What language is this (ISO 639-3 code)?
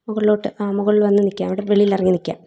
mal